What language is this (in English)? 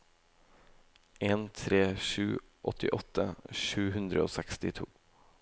Norwegian